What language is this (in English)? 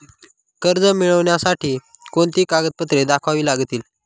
Marathi